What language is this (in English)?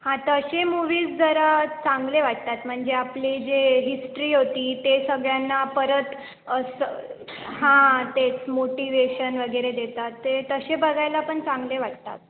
Marathi